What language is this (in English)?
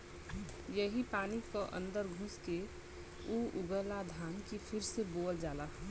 Bhojpuri